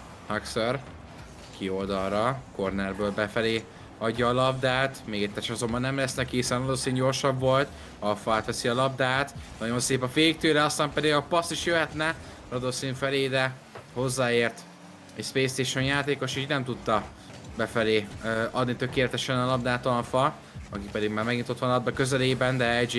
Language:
Hungarian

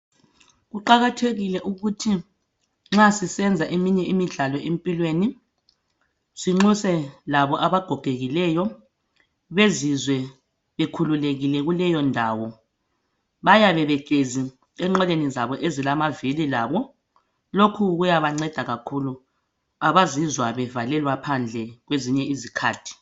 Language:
North Ndebele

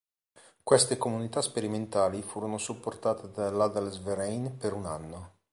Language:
Italian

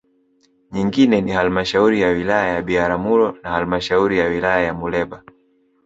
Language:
Swahili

